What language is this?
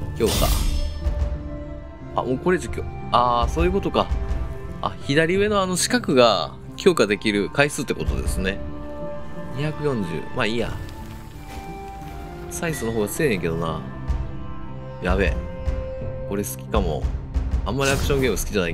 Japanese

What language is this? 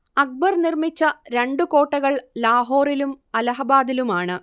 Malayalam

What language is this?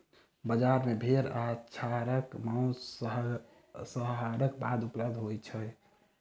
Maithili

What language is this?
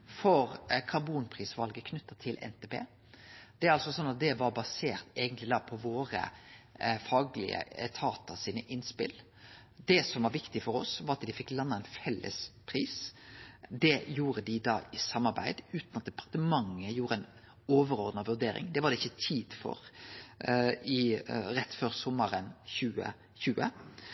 Norwegian Nynorsk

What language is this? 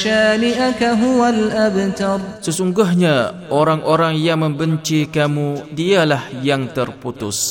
Malay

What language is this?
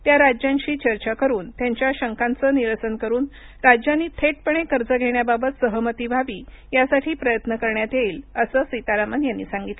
Marathi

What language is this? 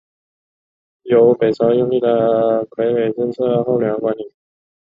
Chinese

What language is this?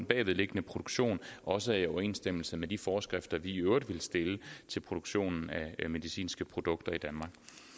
Danish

